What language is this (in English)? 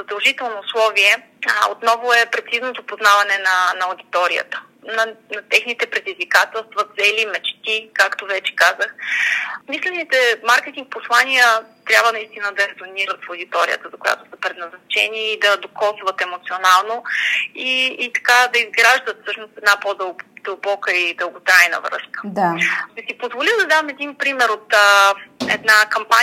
Bulgarian